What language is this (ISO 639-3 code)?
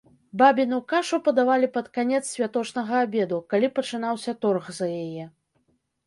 bel